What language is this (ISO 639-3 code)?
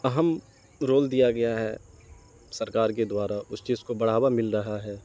urd